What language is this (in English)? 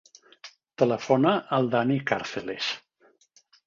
Catalan